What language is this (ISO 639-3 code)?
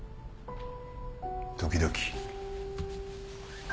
jpn